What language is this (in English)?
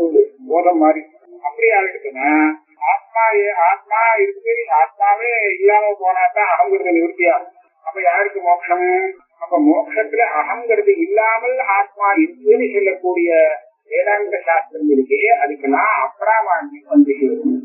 Tamil